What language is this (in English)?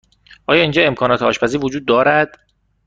Persian